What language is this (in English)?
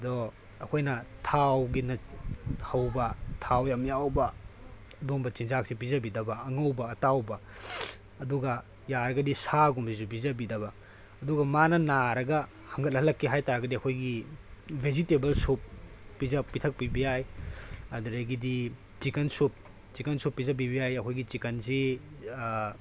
Manipuri